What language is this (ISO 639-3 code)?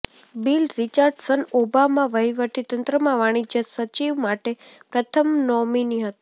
guj